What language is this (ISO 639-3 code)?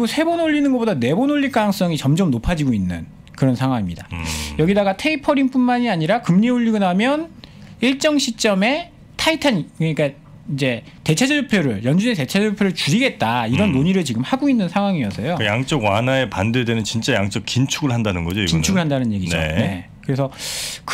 kor